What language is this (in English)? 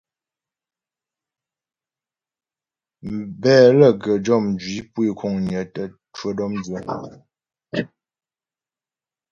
Ghomala